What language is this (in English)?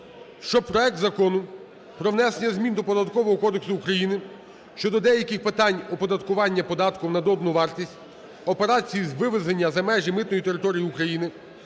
Ukrainian